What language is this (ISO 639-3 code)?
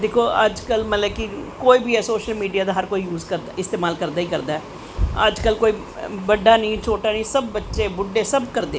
doi